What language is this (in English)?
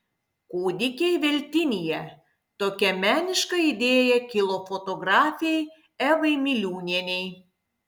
Lithuanian